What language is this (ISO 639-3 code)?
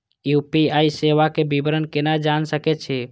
mai